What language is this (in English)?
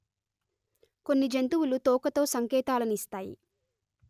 Telugu